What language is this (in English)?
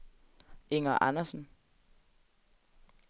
Danish